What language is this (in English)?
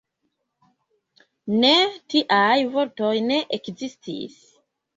Esperanto